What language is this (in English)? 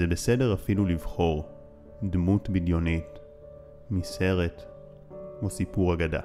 Hebrew